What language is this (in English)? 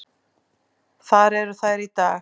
Icelandic